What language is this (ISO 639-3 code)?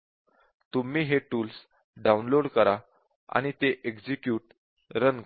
mar